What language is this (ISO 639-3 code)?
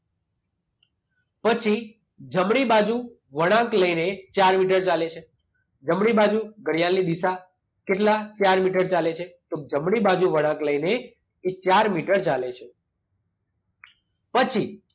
guj